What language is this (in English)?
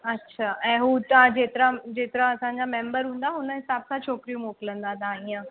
Sindhi